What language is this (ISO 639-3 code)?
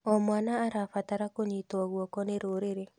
kik